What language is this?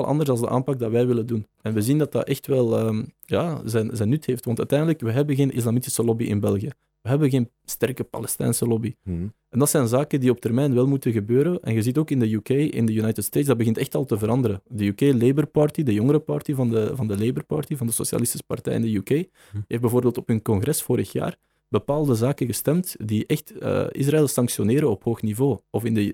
Dutch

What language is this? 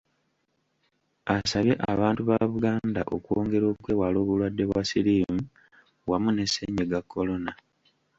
Ganda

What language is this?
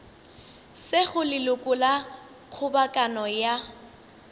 Northern Sotho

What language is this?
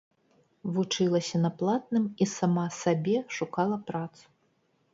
Belarusian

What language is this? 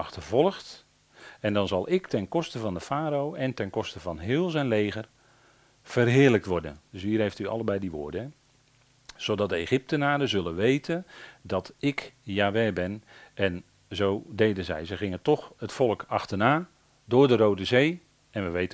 Dutch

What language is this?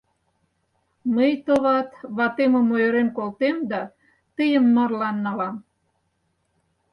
Mari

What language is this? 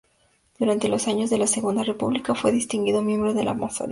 Spanish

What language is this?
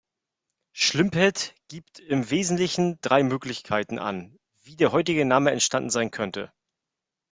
German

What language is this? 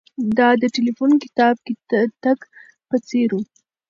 Pashto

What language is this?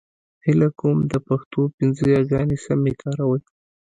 Pashto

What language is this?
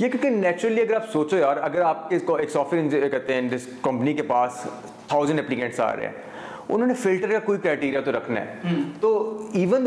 Urdu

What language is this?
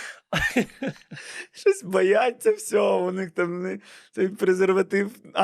Ukrainian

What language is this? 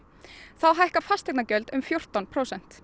Icelandic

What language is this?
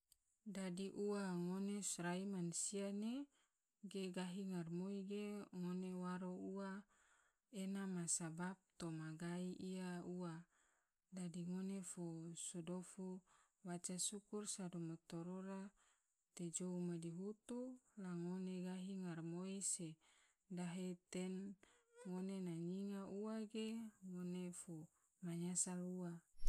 Tidore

